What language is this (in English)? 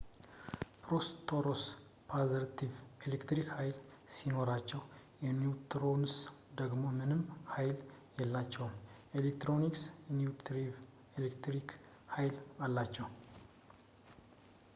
Amharic